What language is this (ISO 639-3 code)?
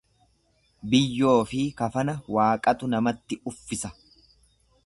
orm